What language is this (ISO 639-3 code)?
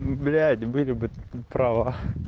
rus